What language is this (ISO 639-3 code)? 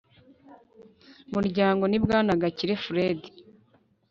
kin